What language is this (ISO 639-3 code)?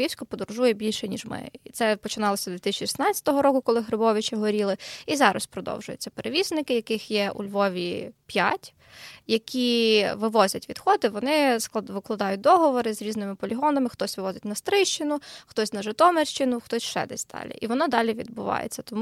ukr